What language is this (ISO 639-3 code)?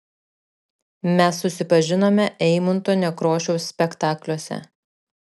lit